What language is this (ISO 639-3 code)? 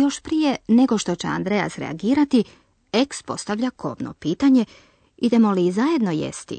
hrv